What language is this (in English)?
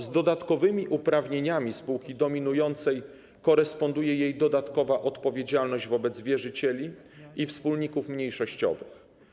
Polish